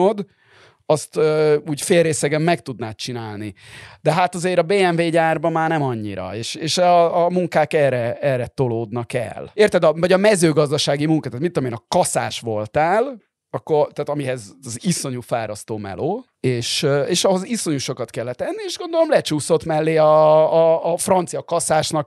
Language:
Hungarian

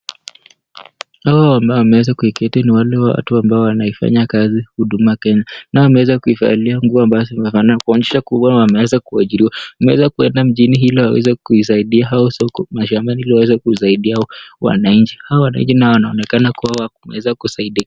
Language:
Swahili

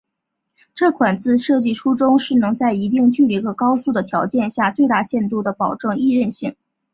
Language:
Chinese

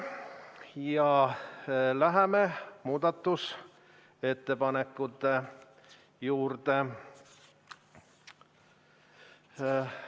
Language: Estonian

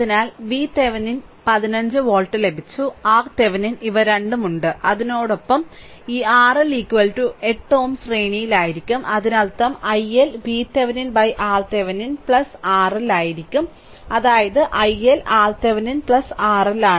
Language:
Malayalam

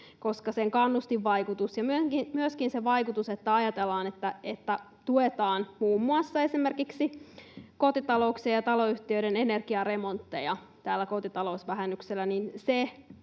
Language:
Finnish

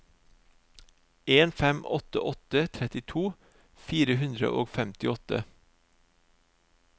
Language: Norwegian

